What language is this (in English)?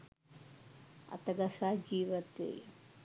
Sinhala